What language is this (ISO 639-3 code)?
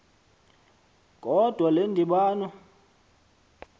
xho